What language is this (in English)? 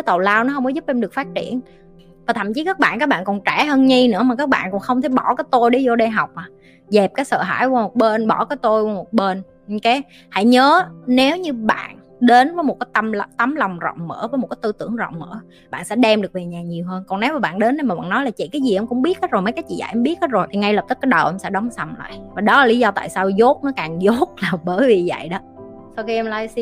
Vietnamese